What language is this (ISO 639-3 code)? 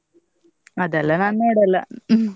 kan